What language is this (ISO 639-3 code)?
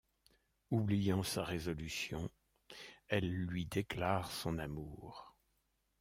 fra